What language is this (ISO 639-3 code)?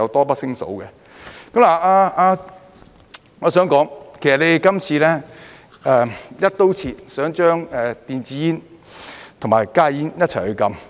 yue